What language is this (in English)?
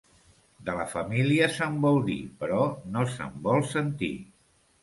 Catalan